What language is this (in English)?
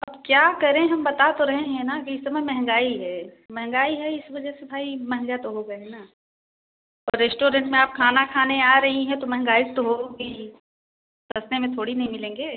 Hindi